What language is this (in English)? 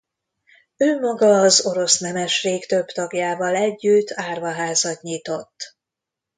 Hungarian